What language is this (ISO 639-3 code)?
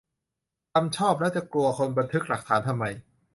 tha